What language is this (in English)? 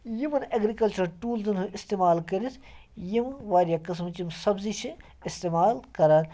Kashmiri